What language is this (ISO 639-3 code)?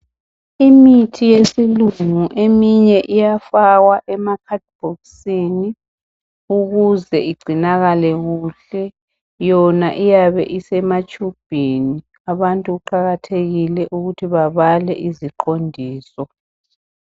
nde